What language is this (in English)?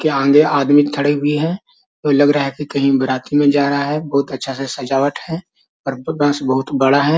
Magahi